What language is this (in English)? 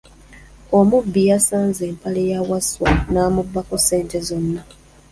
Ganda